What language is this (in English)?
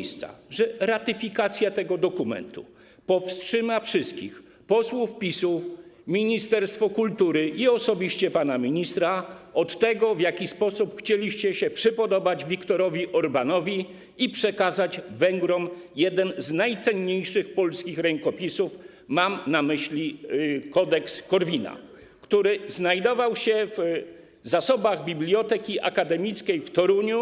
Polish